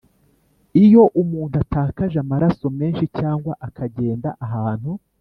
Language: Kinyarwanda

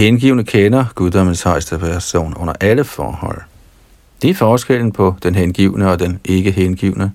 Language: Danish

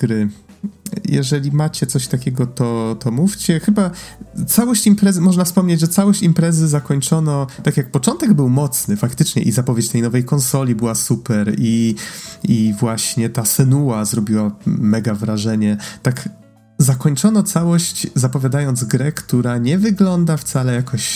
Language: Polish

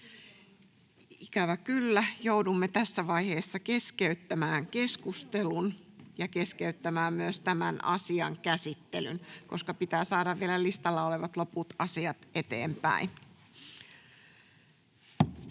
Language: Finnish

